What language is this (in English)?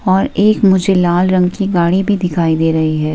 Hindi